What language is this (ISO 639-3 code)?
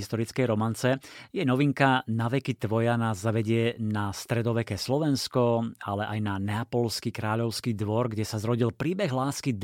slk